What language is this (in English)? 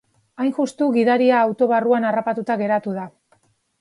Basque